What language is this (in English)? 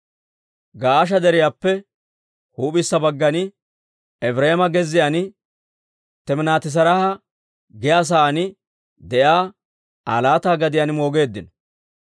Dawro